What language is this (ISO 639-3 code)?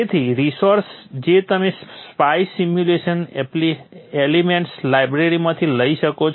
guj